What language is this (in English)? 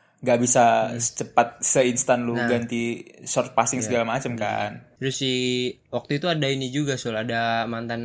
Indonesian